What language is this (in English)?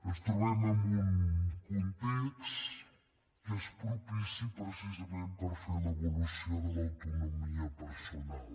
Catalan